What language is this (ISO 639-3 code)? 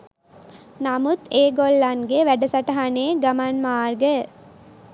sin